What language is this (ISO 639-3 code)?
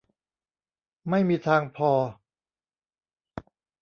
tha